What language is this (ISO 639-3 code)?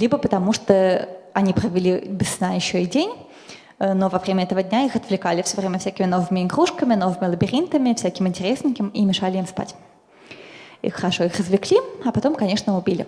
rus